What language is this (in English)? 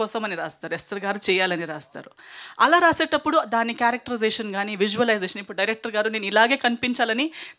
Telugu